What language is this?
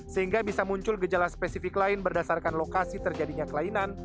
Indonesian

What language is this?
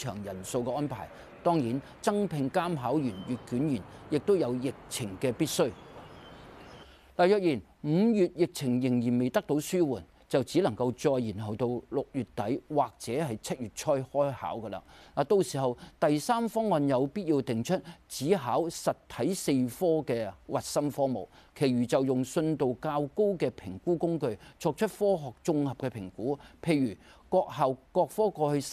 Chinese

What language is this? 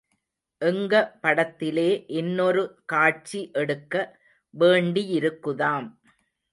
Tamil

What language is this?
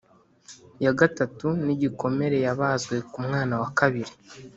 Kinyarwanda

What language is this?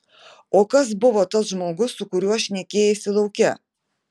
Lithuanian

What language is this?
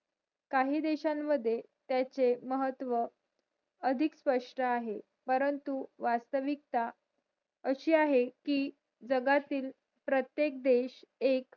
Marathi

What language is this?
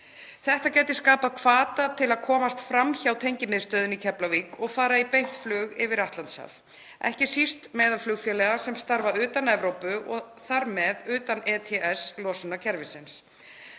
Icelandic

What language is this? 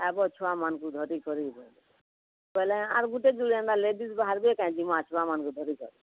Odia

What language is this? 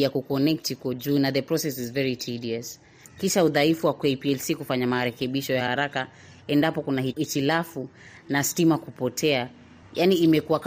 Swahili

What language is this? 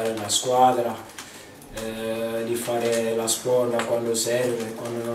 Italian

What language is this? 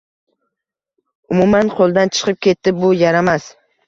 Uzbek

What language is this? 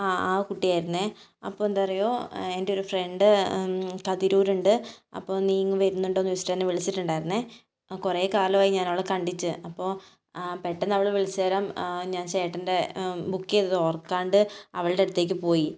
Malayalam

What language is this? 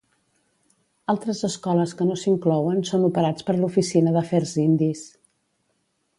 Catalan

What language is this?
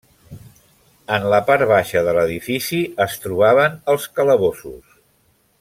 Catalan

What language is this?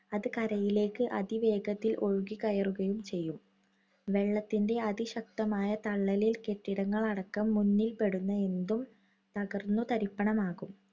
Malayalam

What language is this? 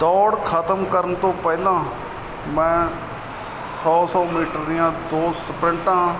Punjabi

